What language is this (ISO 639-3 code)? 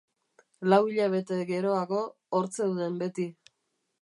eus